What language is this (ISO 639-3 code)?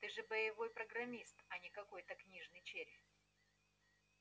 rus